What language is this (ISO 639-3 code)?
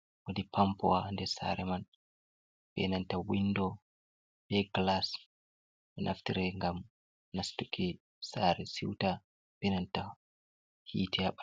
ful